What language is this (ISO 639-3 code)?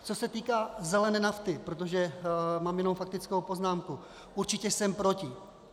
ces